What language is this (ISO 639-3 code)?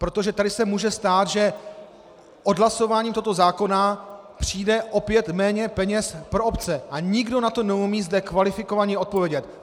ces